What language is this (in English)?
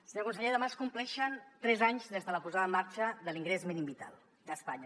Catalan